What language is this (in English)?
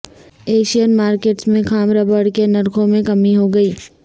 Urdu